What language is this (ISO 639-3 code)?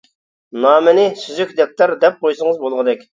uig